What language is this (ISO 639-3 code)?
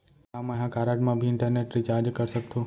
hne